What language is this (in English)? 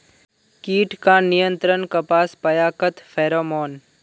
Magahi